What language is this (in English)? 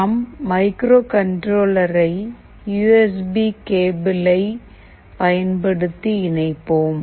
Tamil